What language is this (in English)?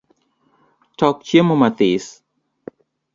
Luo (Kenya and Tanzania)